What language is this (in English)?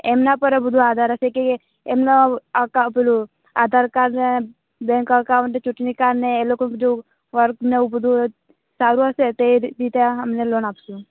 Gujarati